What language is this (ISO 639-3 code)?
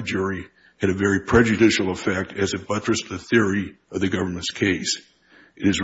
eng